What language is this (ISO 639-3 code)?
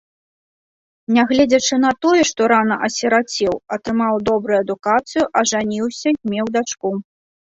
bel